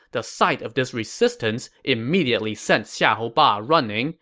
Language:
English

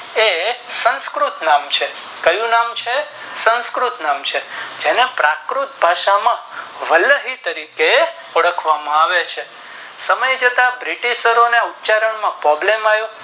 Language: Gujarati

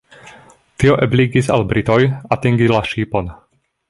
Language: Esperanto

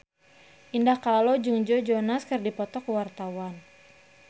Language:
Sundanese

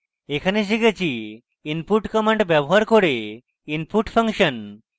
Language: Bangla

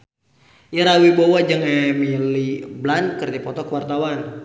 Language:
Sundanese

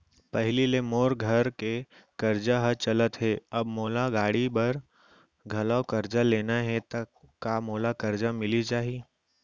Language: Chhattisgarhi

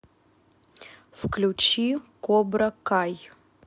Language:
Russian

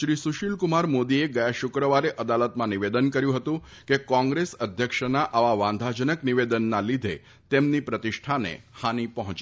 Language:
Gujarati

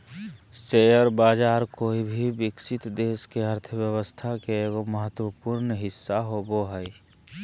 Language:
Magahi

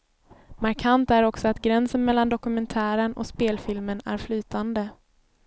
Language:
Swedish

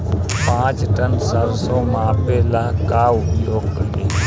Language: Bhojpuri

